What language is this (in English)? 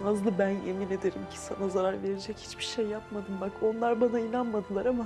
Turkish